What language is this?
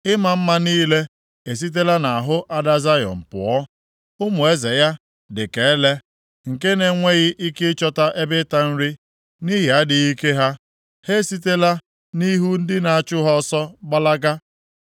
Igbo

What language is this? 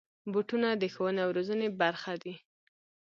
Pashto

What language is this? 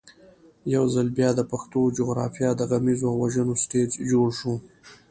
Pashto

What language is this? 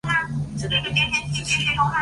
Chinese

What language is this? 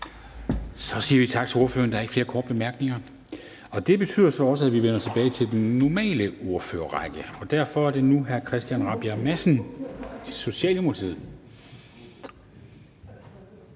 Danish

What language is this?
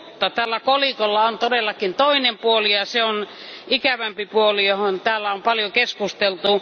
Finnish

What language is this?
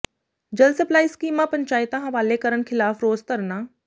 Punjabi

